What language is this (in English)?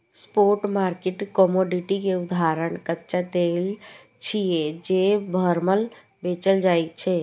Maithili